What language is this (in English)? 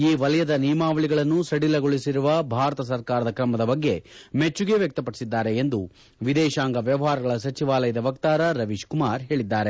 Kannada